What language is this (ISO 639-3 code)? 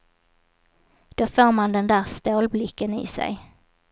swe